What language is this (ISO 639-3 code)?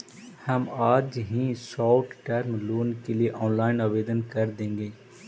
mag